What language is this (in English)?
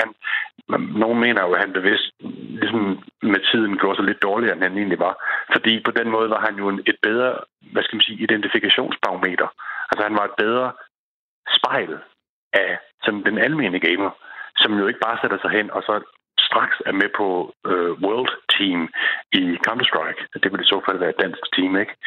Danish